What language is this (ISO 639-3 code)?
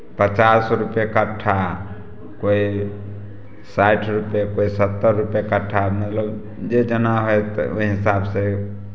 mai